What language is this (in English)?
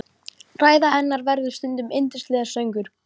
Icelandic